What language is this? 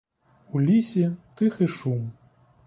Ukrainian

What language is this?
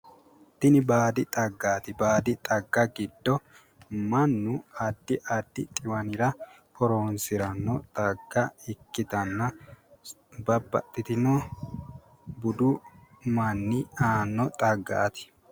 Sidamo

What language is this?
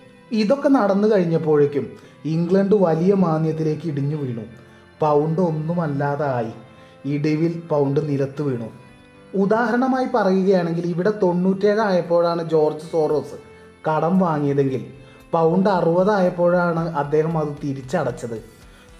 Malayalam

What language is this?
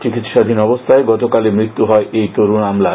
Bangla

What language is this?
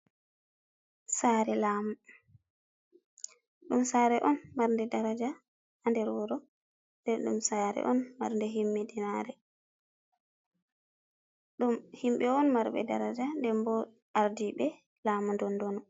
Fula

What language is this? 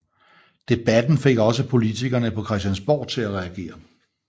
Danish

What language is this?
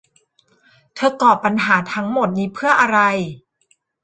Thai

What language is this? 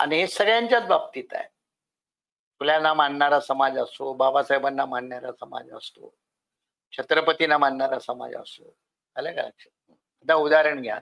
Marathi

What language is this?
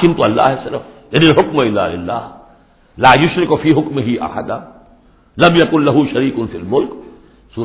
Urdu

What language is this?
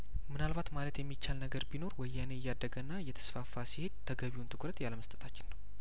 Amharic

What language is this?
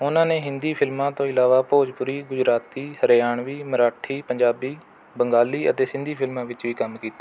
Punjabi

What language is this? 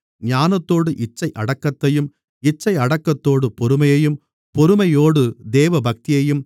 Tamil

